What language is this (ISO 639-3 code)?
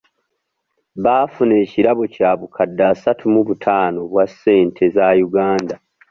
lug